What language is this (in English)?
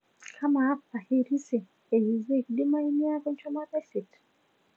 Masai